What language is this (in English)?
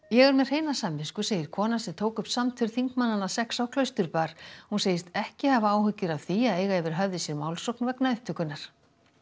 Icelandic